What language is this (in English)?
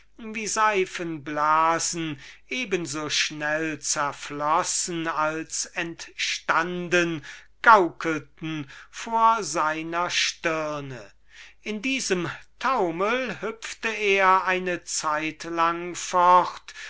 German